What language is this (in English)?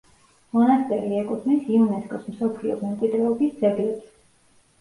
Georgian